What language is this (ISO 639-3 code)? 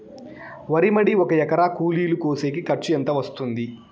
tel